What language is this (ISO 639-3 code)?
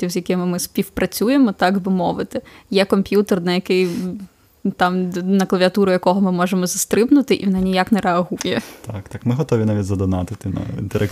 ukr